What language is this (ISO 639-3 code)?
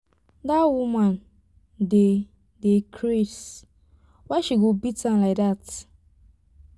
pcm